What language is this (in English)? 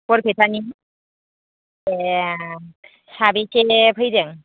Bodo